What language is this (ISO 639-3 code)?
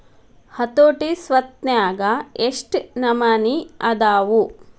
kan